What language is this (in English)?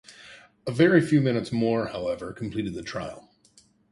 English